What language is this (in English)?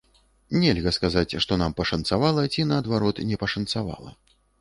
Belarusian